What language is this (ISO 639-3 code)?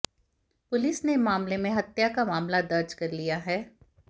hin